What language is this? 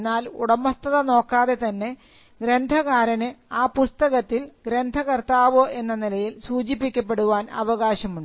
Malayalam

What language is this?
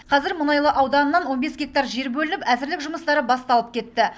Kazakh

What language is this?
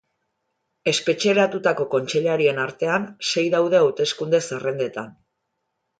Basque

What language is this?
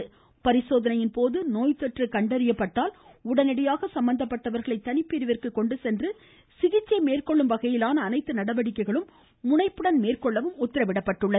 Tamil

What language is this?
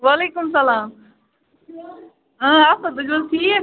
Kashmiri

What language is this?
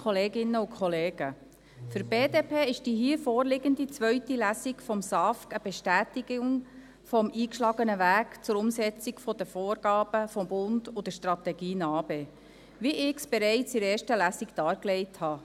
Swiss German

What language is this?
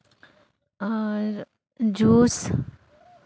Santali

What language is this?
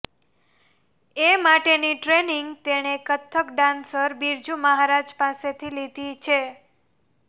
Gujarati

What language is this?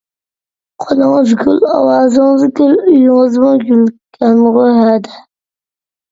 Uyghur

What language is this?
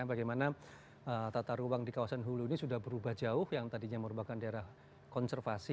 Indonesian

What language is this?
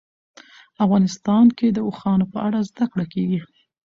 Pashto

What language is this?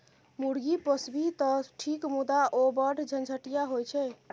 Maithili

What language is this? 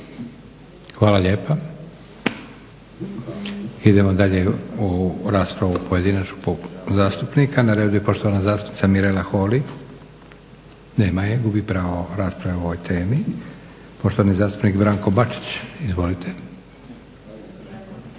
Croatian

